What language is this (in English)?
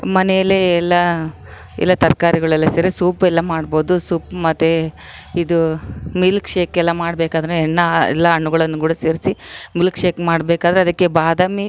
Kannada